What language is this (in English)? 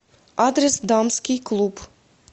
Russian